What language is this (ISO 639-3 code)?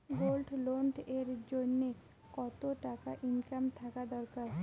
ben